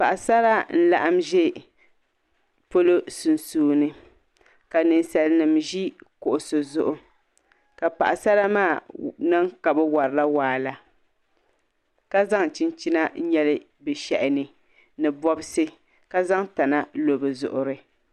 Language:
Dagbani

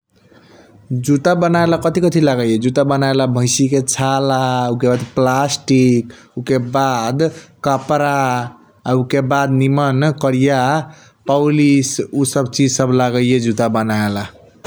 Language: Kochila Tharu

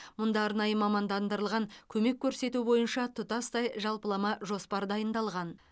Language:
Kazakh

